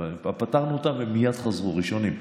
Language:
Hebrew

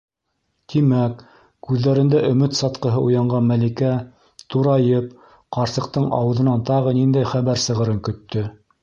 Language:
Bashkir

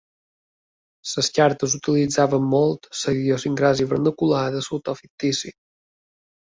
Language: Catalan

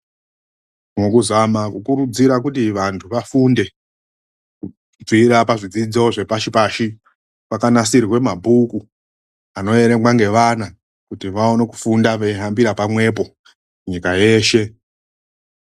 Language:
Ndau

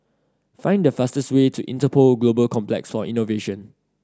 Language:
English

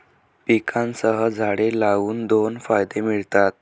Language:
Marathi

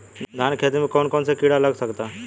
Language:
Bhojpuri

